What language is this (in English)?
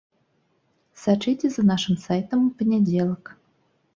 Belarusian